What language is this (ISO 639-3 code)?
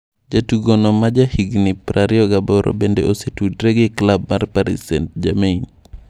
luo